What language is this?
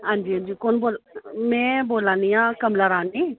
Dogri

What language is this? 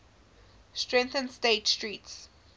English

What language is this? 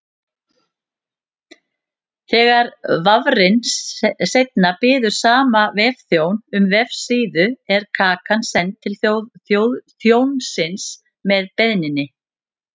Icelandic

